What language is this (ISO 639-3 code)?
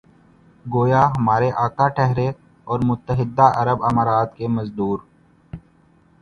urd